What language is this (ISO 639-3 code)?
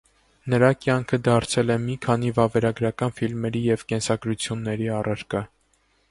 hye